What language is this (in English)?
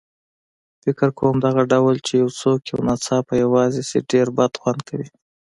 Pashto